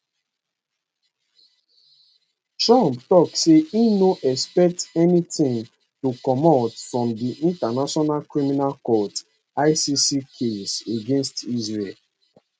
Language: Nigerian Pidgin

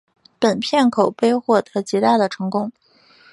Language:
Chinese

